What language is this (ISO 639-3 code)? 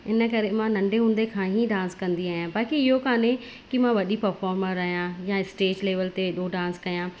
snd